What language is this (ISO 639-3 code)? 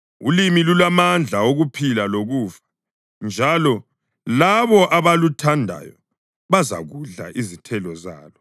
nde